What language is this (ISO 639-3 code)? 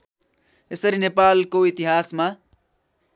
nep